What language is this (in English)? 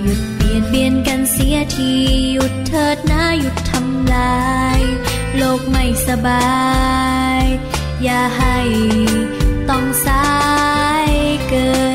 Thai